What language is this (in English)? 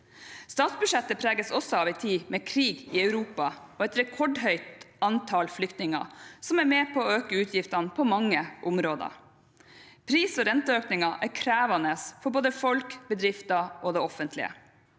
Norwegian